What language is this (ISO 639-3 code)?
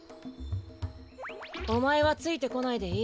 jpn